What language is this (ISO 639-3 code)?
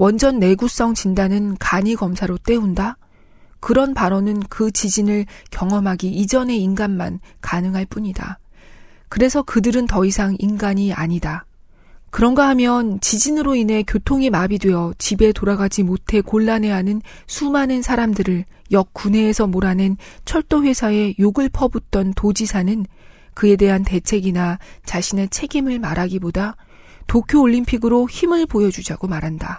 kor